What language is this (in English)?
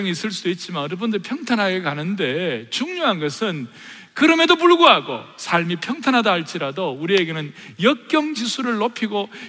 Korean